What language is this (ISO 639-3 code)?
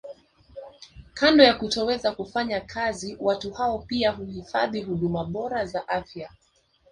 swa